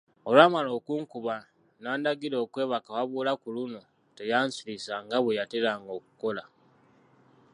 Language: Ganda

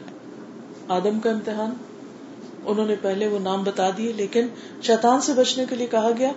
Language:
Urdu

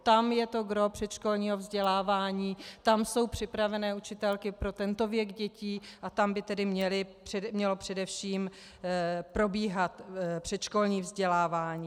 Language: Czech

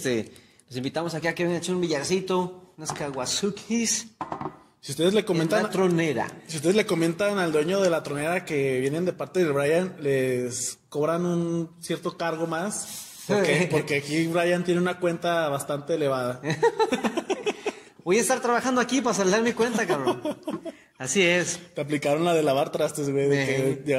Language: Spanish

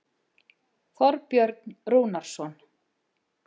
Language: Icelandic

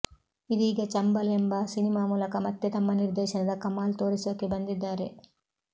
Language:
Kannada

